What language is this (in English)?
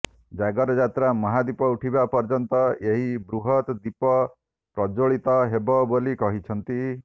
Odia